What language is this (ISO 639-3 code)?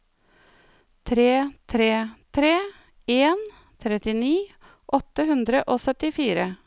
nor